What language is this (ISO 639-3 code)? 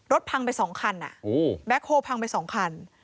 tha